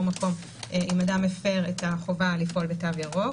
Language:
Hebrew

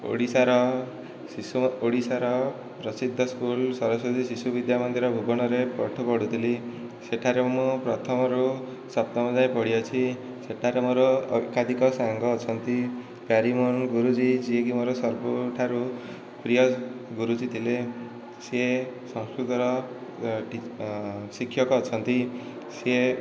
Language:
Odia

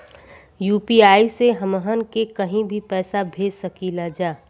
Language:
Bhojpuri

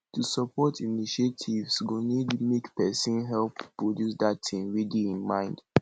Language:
Nigerian Pidgin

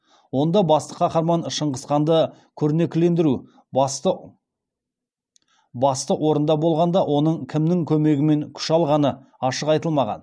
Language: Kazakh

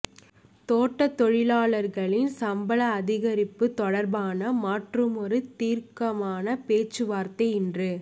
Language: Tamil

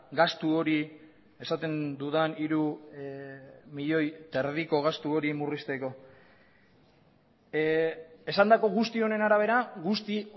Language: Basque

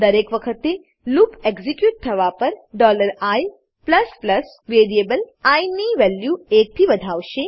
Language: Gujarati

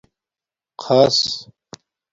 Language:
Domaaki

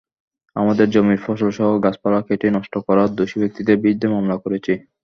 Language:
Bangla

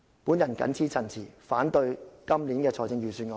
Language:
Cantonese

